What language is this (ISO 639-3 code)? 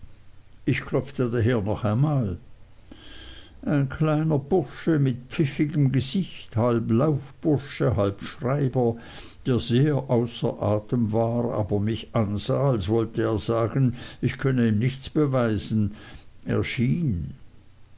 deu